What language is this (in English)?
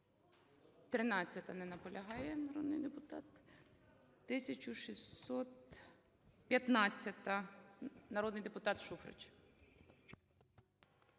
Ukrainian